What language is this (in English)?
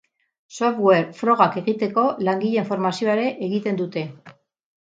Basque